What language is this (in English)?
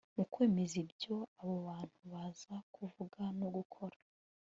Kinyarwanda